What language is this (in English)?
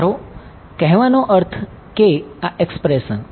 Gujarati